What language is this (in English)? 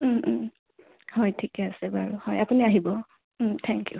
Assamese